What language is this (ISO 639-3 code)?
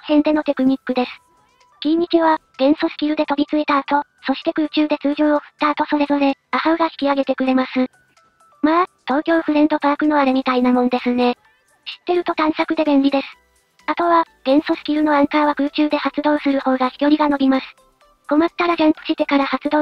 jpn